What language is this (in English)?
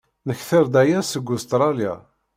Kabyle